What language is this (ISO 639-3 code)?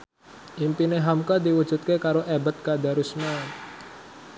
jav